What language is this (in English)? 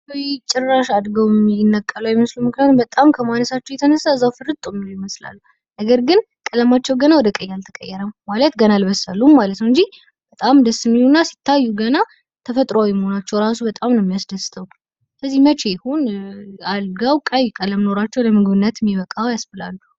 Amharic